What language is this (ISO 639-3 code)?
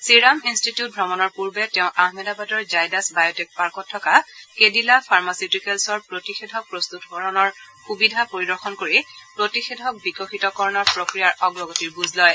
asm